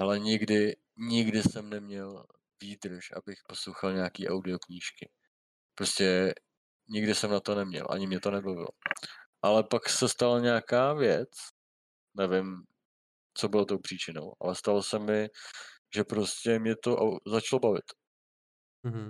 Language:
Czech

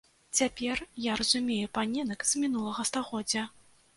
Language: Belarusian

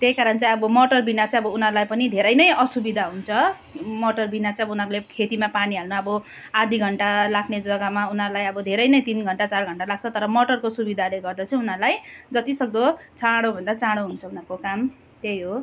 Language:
Nepali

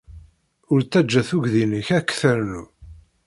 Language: Kabyle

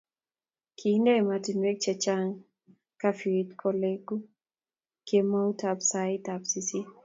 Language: Kalenjin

